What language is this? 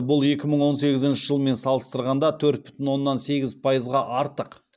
Kazakh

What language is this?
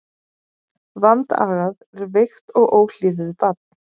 Icelandic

